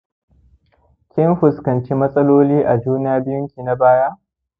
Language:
Hausa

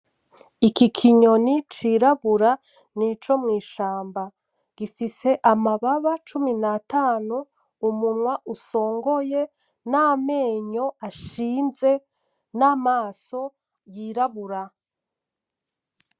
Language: Rundi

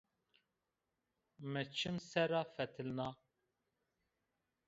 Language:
Zaza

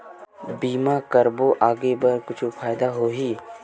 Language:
Chhattisgarhi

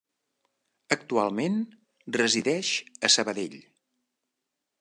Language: Catalan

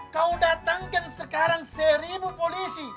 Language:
Indonesian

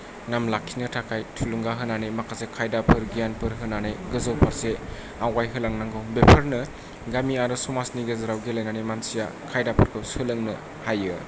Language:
Bodo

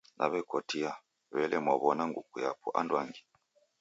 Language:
Taita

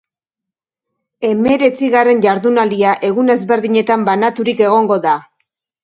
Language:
Basque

